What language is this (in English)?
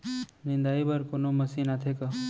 Chhattisgarhi